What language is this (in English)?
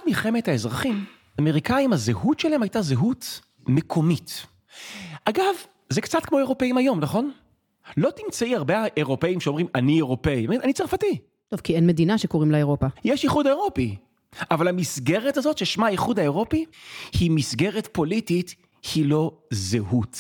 Hebrew